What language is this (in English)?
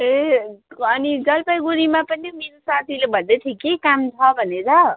Nepali